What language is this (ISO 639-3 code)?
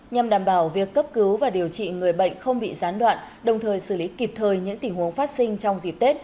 vie